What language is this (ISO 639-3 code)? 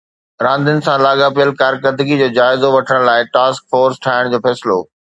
snd